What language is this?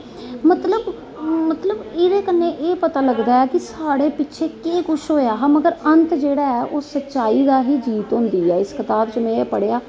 Dogri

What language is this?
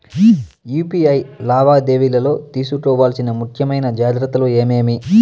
Telugu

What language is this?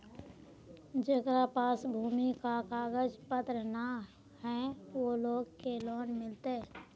Magahi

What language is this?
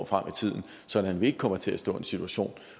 Danish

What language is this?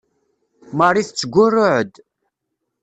Kabyle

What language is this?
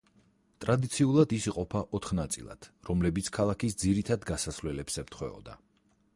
Georgian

